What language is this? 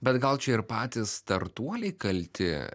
Lithuanian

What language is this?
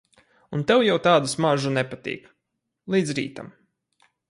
Latvian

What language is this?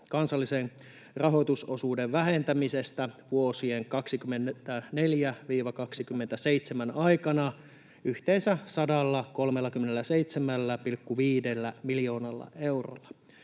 Finnish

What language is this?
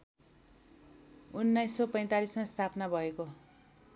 Nepali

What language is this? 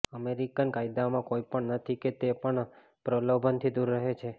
Gujarati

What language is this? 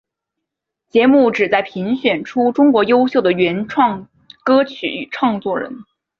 Chinese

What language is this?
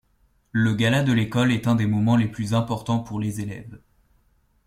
French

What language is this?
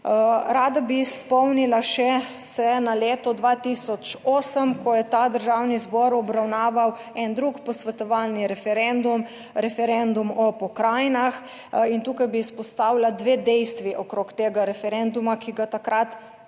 Slovenian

